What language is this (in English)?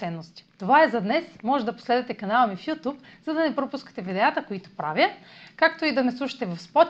Bulgarian